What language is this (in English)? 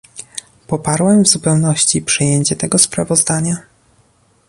Polish